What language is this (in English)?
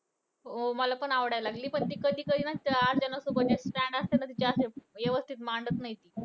Marathi